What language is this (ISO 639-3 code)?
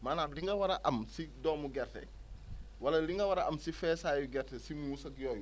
wol